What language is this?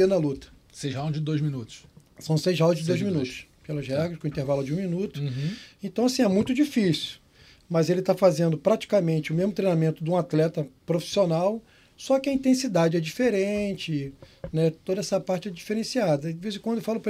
Portuguese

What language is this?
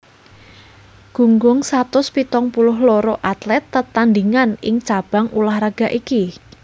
Javanese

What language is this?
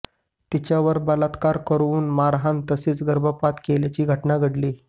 Marathi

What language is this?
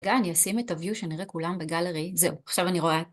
Hebrew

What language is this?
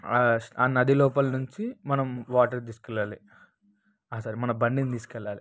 Telugu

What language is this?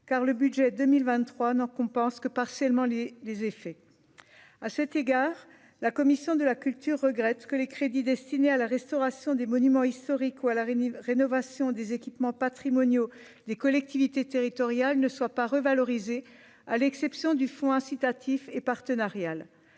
French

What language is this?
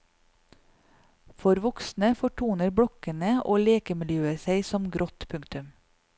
Norwegian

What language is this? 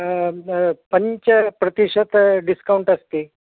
Sanskrit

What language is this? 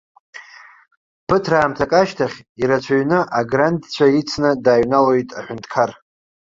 Abkhazian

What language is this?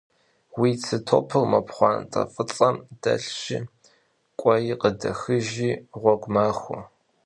Kabardian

